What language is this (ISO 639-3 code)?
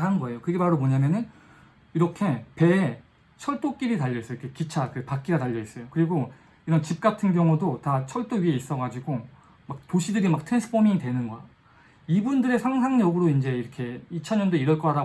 kor